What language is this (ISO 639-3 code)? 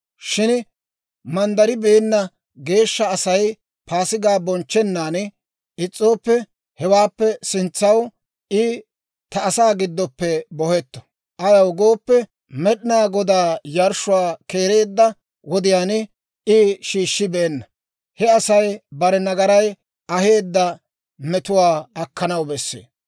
dwr